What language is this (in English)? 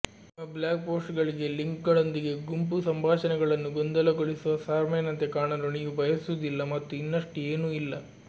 Kannada